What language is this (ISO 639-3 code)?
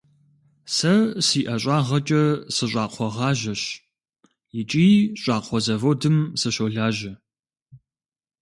kbd